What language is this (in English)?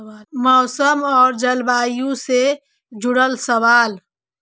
Magahi